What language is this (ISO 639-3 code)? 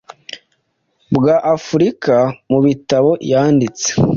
kin